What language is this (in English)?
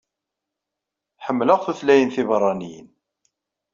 Kabyle